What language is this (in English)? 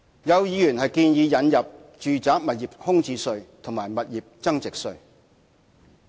Cantonese